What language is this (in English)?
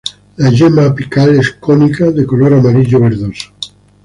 Spanish